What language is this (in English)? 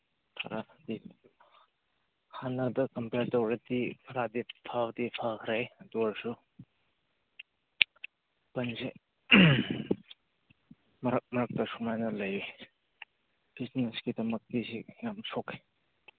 Manipuri